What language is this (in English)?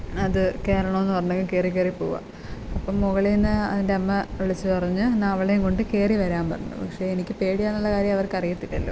Malayalam